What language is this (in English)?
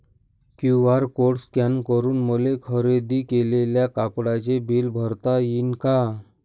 Marathi